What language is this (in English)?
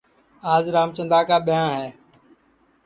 Sansi